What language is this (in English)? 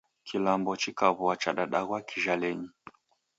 Taita